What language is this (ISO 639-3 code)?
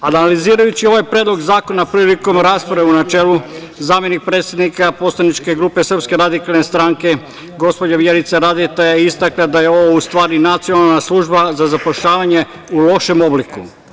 srp